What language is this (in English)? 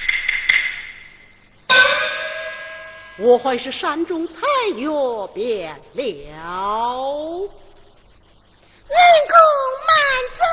Chinese